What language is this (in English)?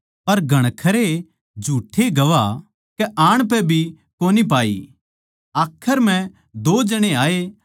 Haryanvi